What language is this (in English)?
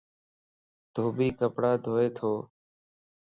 Lasi